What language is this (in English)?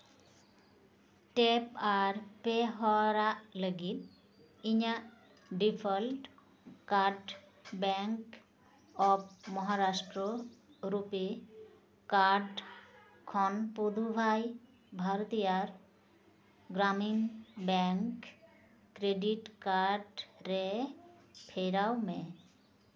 Santali